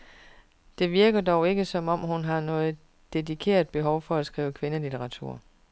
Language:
Danish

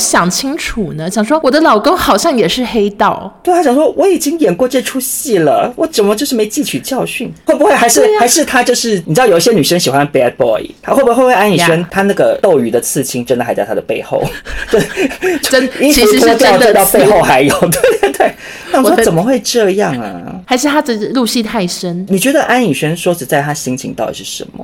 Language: Chinese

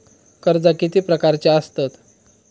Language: Marathi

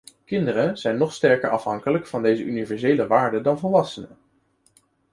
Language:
Dutch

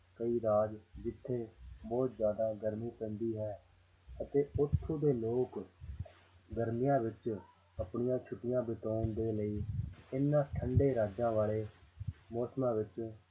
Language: Punjabi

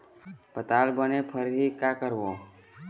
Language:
Chhattisgarhi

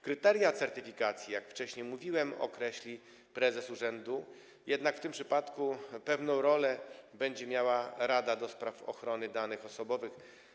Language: Polish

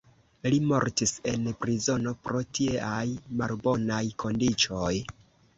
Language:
Esperanto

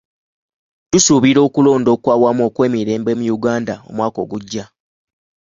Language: Ganda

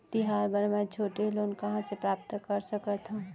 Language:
Chhattisgarhi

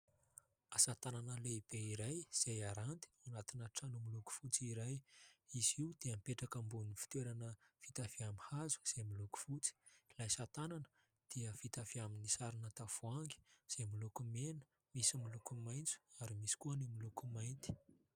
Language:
Malagasy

